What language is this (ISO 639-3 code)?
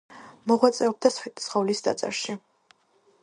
kat